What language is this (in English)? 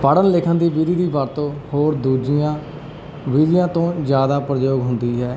Punjabi